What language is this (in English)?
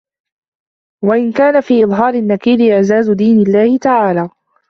Arabic